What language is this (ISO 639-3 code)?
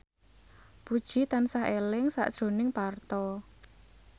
jav